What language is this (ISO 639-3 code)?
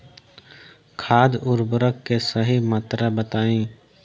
bho